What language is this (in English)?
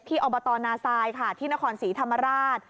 Thai